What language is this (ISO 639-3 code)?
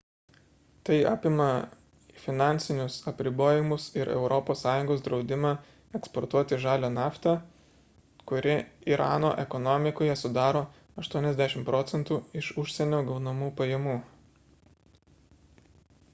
lit